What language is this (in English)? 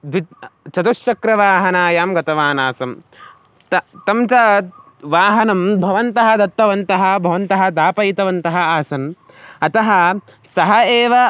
Sanskrit